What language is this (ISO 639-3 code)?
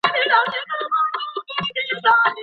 pus